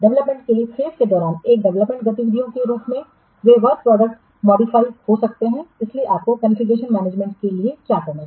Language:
Hindi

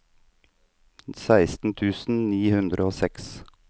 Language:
Norwegian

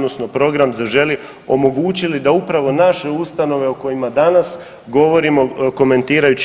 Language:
Croatian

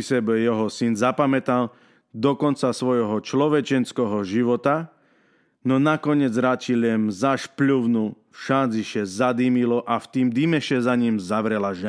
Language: Slovak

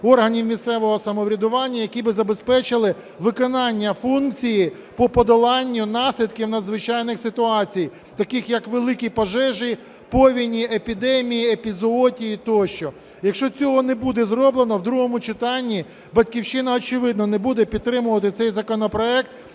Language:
Ukrainian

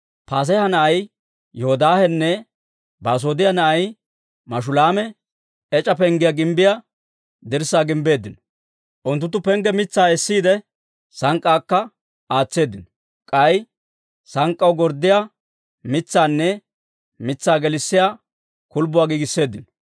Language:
Dawro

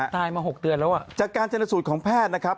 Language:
Thai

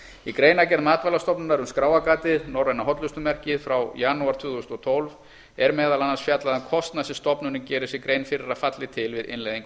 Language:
Icelandic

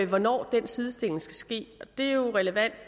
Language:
Danish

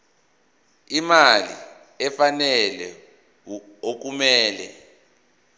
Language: Zulu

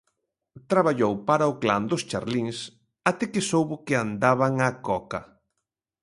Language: Galician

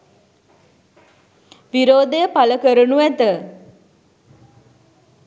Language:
Sinhala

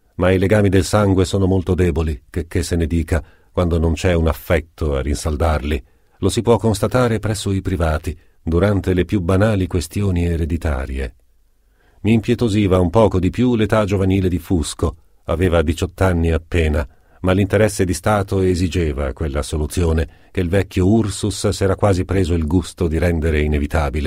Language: Italian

